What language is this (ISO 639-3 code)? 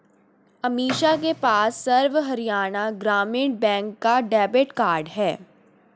hin